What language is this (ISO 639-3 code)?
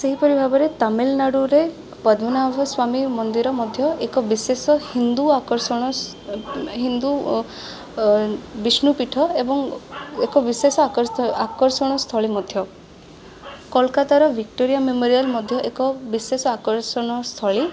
ori